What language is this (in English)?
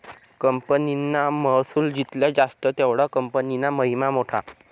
Marathi